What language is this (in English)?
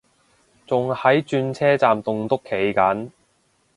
Cantonese